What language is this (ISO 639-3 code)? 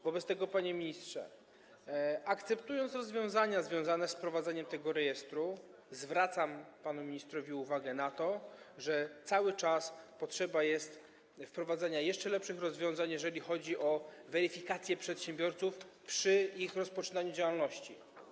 pol